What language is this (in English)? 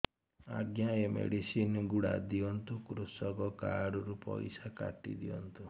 Odia